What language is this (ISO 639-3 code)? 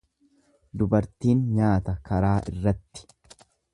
orm